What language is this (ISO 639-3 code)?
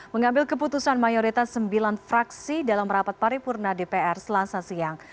ind